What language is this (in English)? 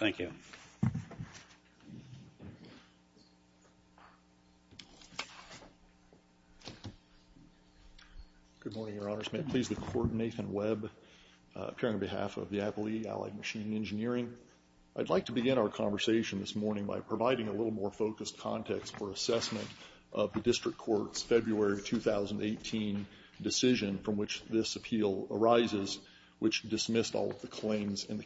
English